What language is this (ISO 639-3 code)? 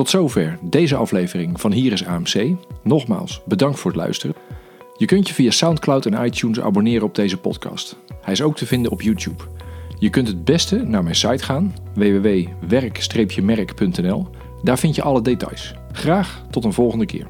nld